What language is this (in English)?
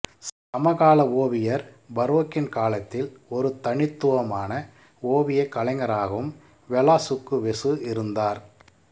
Tamil